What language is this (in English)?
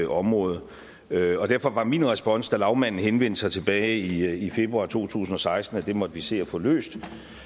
Danish